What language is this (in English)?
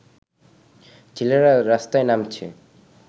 Bangla